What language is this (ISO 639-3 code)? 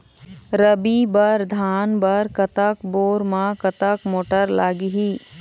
hne